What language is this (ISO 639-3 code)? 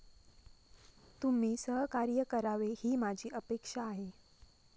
mar